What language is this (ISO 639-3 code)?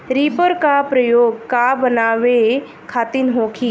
bho